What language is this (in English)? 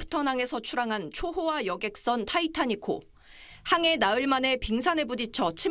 Korean